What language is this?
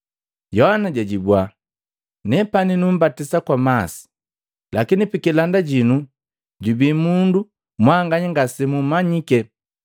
Matengo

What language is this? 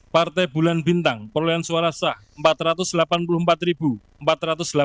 Indonesian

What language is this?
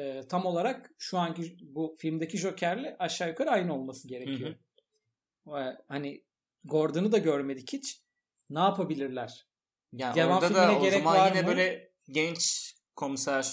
Turkish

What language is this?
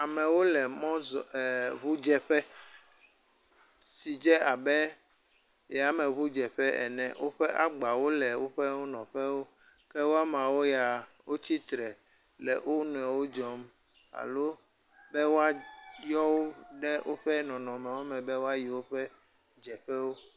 Ewe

